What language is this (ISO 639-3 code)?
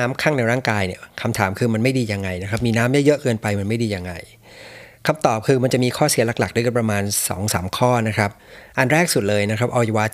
tha